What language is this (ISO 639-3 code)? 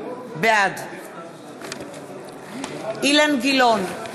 heb